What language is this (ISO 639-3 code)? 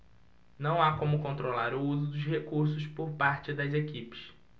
por